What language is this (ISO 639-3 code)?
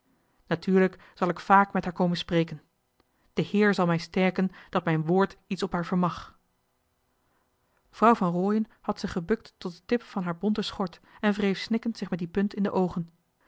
nld